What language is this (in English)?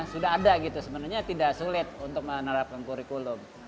Indonesian